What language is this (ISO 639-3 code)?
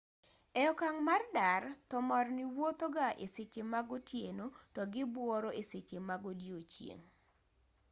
luo